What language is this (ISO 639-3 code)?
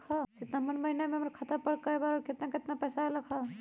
mag